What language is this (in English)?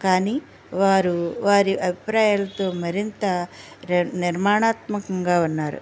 Telugu